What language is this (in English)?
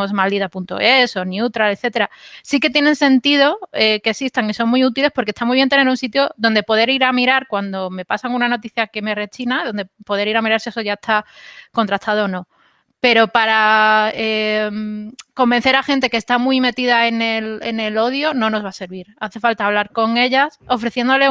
Spanish